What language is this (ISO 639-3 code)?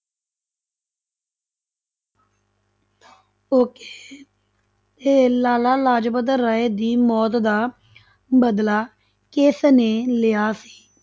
pan